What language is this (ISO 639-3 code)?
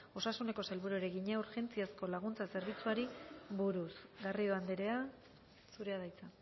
eus